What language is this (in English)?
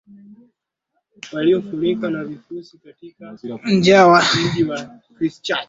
Swahili